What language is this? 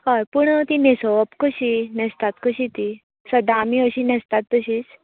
Konkani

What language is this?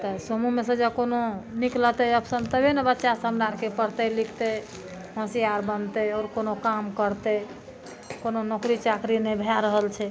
Maithili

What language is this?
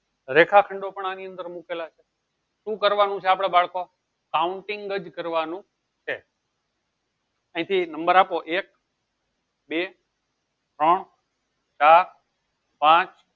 Gujarati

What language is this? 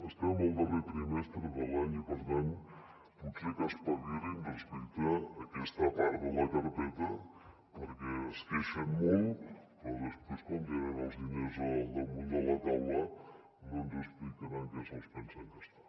Catalan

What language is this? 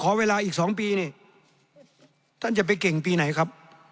Thai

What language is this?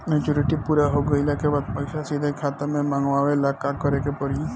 Bhojpuri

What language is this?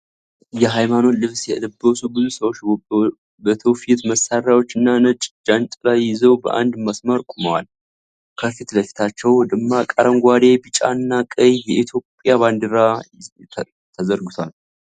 Amharic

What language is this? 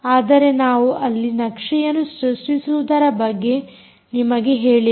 Kannada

